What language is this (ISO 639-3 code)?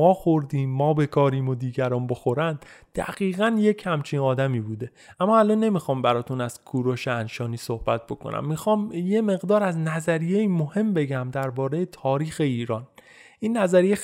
fas